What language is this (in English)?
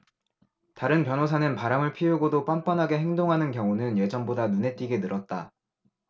Korean